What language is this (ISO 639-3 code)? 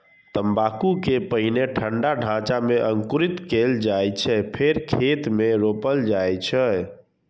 mai